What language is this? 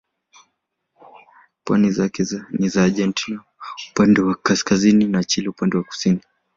Swahili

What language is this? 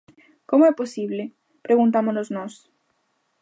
Galician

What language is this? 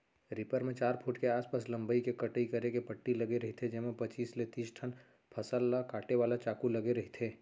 Chhattisgarhi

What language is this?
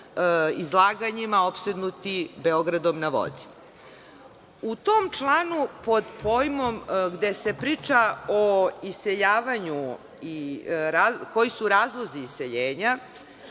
Serbian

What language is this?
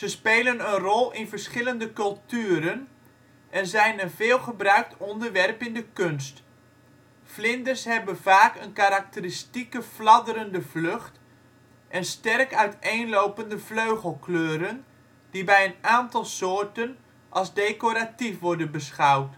Dutch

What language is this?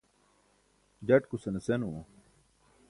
Burushaski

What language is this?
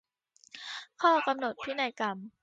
Thai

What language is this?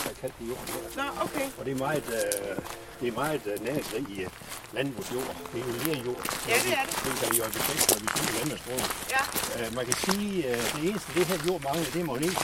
Danish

